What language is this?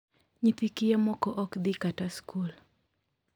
Luo (Kenya and Tanzania)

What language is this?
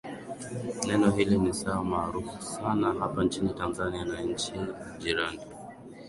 Swahili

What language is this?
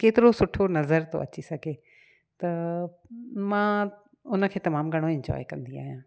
Sindhi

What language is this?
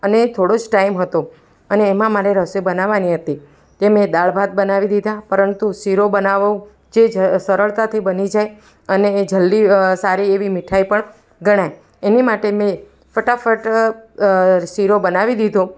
Gujarati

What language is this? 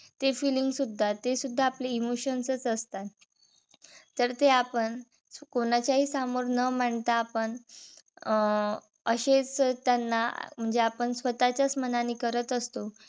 Marathi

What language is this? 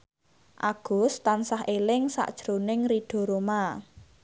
Javanese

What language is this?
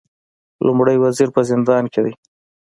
Pashto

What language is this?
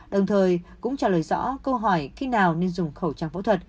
Vietnamese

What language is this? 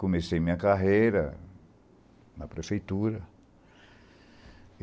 Portuguese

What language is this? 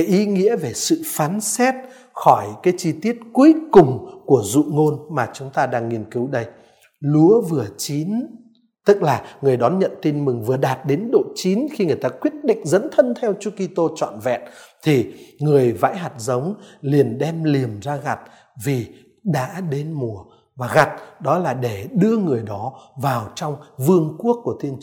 Vietnamese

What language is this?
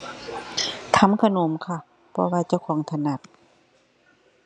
Thai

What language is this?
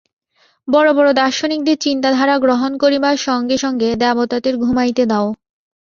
Bangla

